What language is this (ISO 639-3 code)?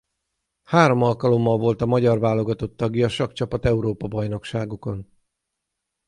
hun